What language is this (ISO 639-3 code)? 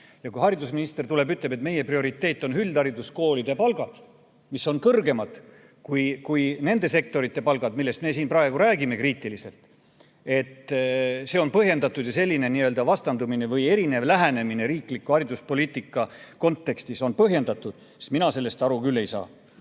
est